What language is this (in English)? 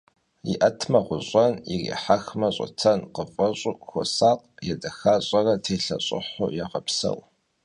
Kabardian